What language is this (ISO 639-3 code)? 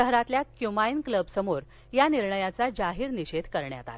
mar